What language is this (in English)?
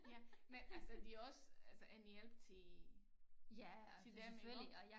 Danish